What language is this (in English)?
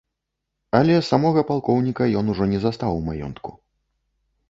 Belarusian